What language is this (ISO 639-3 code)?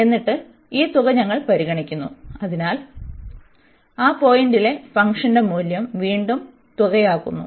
mal